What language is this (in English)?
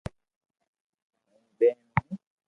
Loarki